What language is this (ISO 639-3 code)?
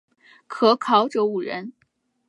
zho